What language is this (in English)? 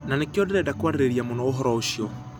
Kikuyu